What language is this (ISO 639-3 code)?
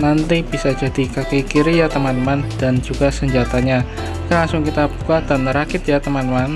ind